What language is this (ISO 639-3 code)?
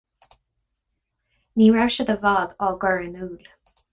gle